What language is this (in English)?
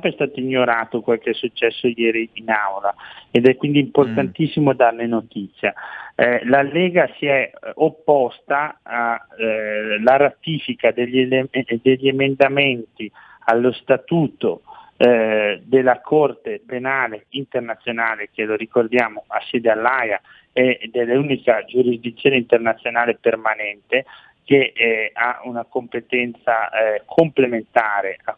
Italian